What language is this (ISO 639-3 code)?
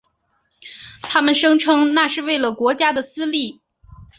zho